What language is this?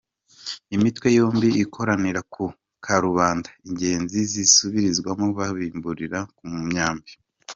Kinyarwanda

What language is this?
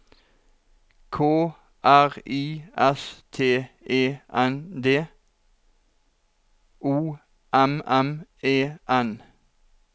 Norwegian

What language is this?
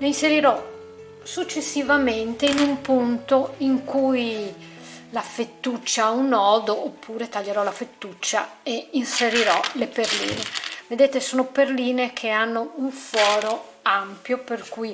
Italian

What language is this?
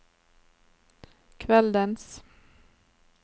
Norwegian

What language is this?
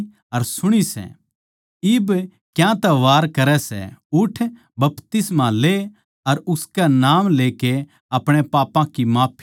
Haryanvi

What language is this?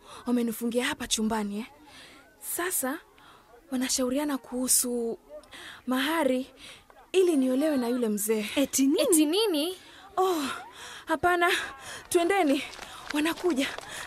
Swahili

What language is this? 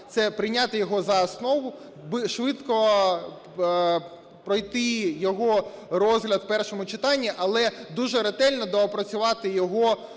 Ukrainian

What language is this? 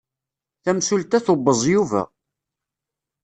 Kabyle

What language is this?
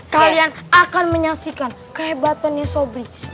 Indonesian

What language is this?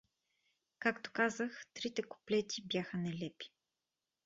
Bulgarian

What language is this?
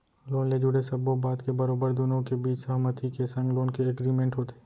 Chhattisgarhi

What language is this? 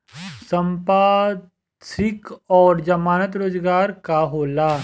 Bhojpuri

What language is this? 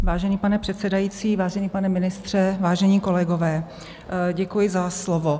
Czech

